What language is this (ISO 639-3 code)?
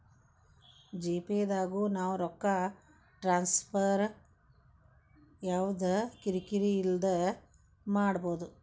kan